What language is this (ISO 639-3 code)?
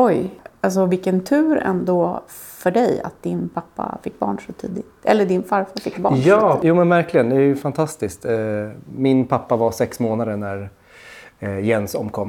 swe